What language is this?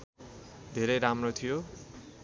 Nepali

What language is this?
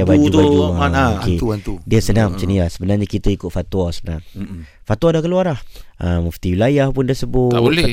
Malay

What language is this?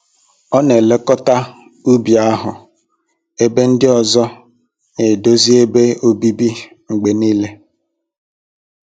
Igbo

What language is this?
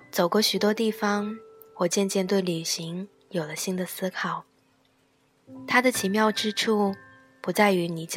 Chinese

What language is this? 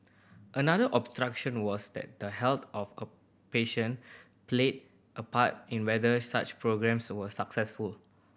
English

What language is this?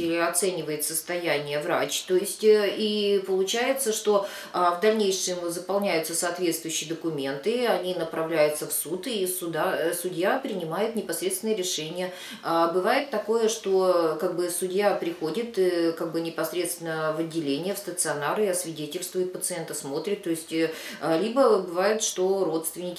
Russian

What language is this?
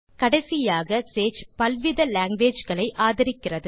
Tamil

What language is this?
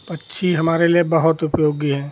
Hindi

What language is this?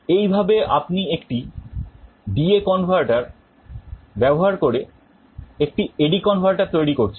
Bangla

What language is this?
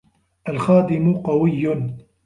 Arabic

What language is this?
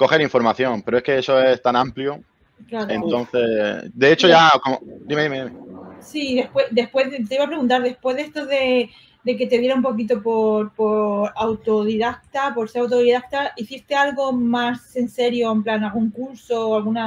Spanish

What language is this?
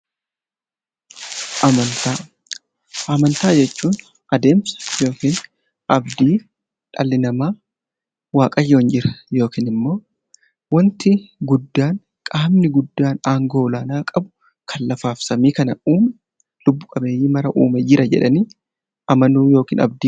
Oromo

